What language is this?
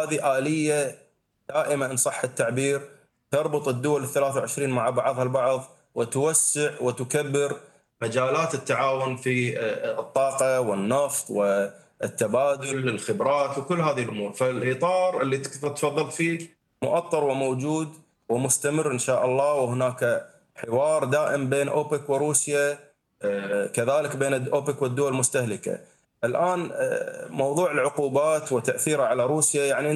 Arabic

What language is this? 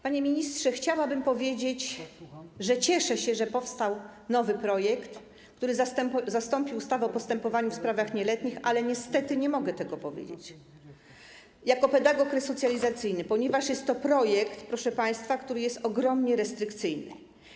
Polish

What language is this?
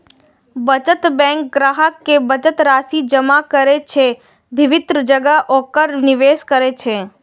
Maithili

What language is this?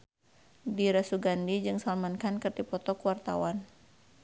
Sundanese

